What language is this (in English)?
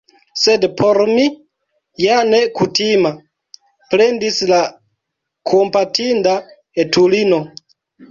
Esperanto